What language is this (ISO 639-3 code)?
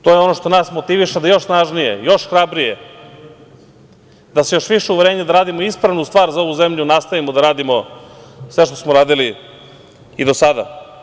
srp